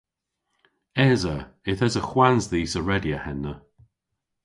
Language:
Cornish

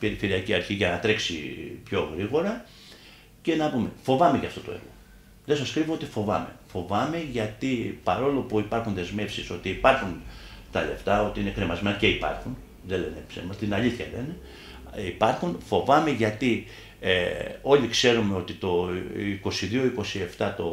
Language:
Greek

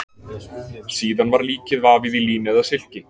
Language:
Icelandic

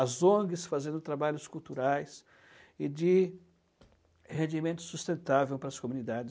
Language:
Portuguese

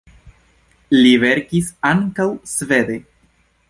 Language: Esperanto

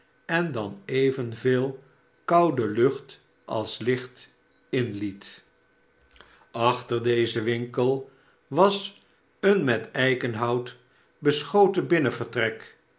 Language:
Dutch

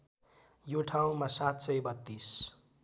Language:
Nepali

